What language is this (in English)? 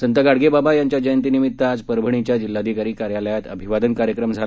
Marathi